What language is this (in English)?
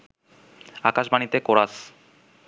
Bangla